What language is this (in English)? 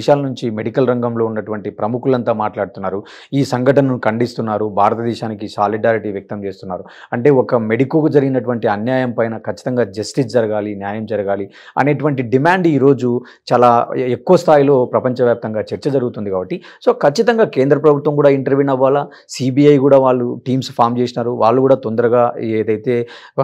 Telugu